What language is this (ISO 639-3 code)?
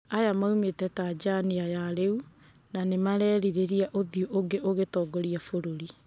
kik